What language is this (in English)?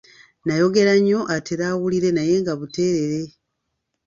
Ganda